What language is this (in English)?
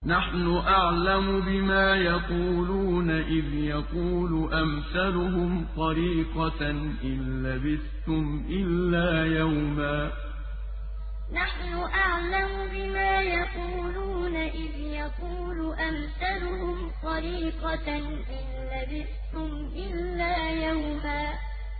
Arabic